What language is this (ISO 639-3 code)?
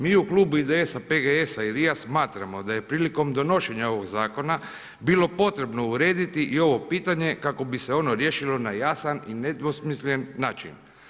hrv